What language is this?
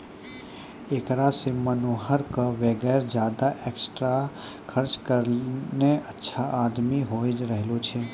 Maithili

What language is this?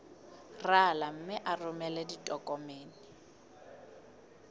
Southern Sotho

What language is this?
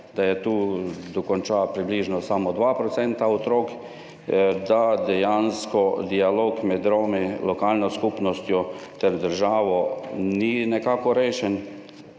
Slovenian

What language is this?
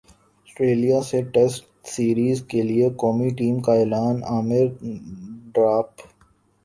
Urdu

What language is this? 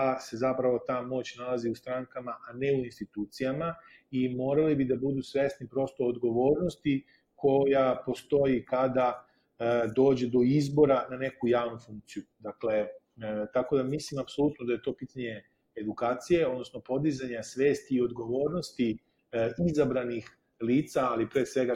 Croatian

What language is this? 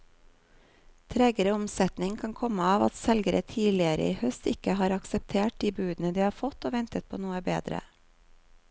Norwegian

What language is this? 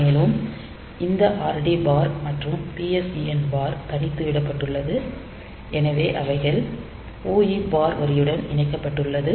Tamil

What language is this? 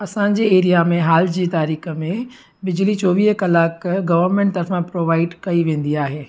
Sindhi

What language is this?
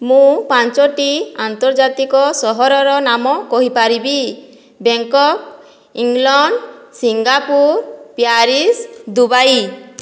Odia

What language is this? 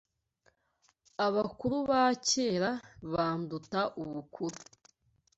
Kinyarwanda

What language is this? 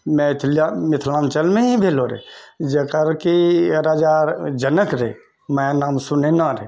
Maithili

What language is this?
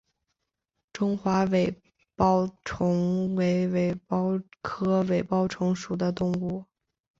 Chinese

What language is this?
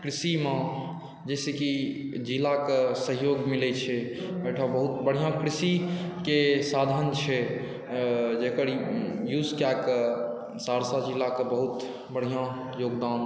Maithili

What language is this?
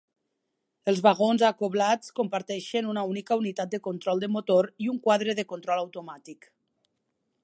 Catalan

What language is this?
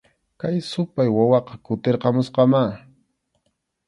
Arequipa-La Unión Quechua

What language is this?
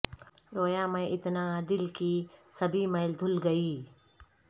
Urdu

